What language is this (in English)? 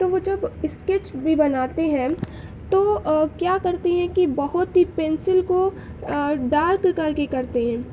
Urdu